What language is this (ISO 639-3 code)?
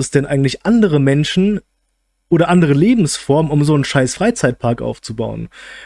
deu